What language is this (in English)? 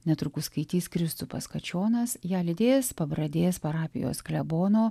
Lithuanian